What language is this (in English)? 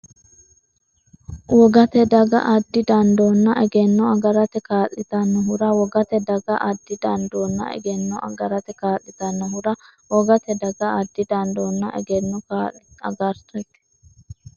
Sidamo